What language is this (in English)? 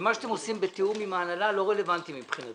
Hebrew